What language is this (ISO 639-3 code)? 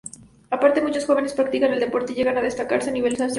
spa